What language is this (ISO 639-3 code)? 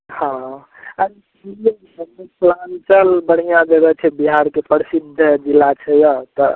mai